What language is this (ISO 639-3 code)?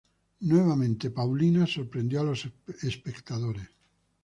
spa